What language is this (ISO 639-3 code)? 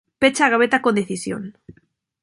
glg